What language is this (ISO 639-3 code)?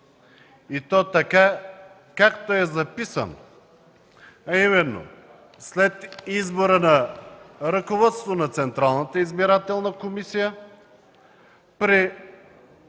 bul